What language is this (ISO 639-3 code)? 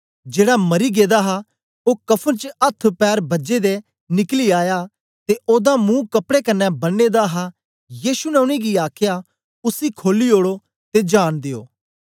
doi